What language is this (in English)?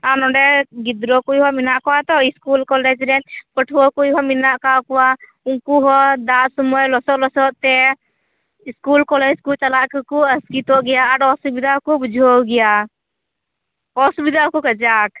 Santali